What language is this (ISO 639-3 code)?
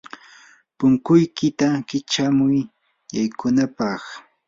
qur